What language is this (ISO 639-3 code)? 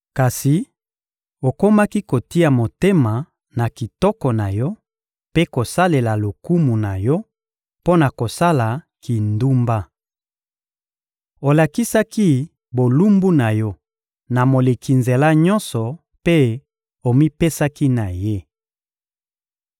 lin